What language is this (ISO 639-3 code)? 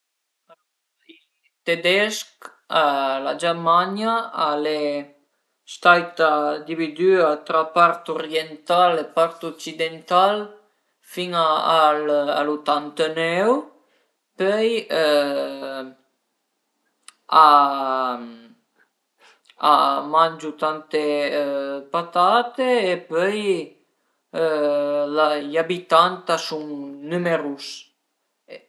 pms